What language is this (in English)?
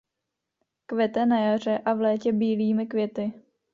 Czech